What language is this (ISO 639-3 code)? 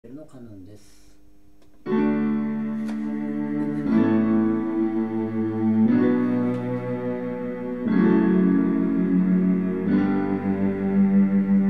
jpn